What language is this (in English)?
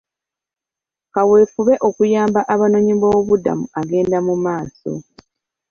Ganda